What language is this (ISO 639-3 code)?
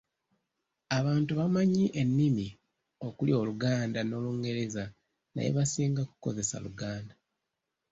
lug